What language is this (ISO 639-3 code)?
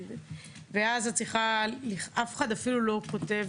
heb